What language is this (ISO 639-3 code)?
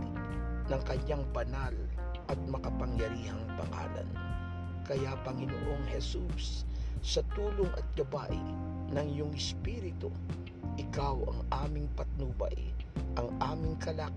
fil